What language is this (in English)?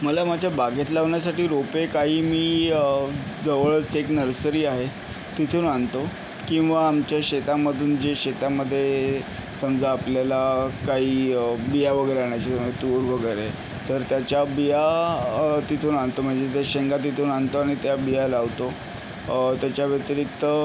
Marathi